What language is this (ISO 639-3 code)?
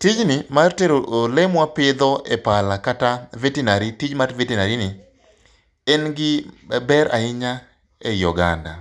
luo